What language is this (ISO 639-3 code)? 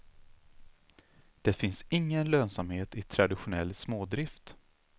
swe